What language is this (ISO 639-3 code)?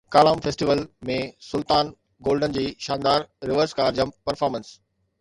snd